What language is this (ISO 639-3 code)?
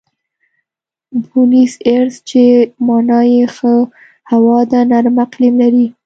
pus